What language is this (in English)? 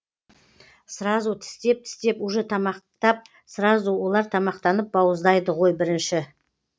Kazakh